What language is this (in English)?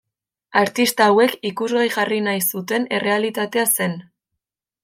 Basque